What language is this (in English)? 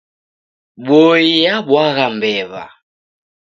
Taita